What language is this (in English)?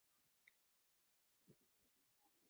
Chinese